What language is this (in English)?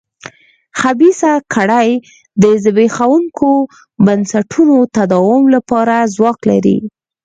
Pashto